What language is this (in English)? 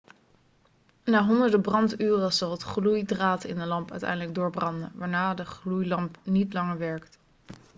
Dutch